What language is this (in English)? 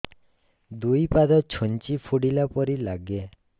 Odia